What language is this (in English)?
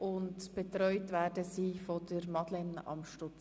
Swiss German